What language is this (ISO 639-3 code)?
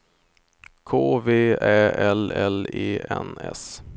swe